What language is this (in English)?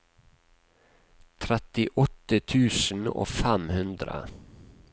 Norwegian